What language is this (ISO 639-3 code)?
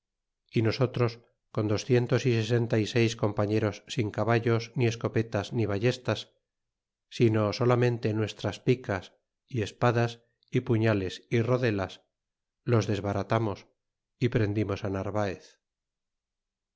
spa